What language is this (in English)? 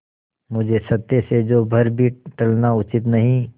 Hindi